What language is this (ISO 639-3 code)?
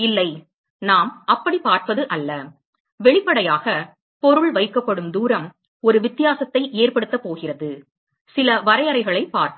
tam